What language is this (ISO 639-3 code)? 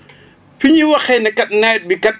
wol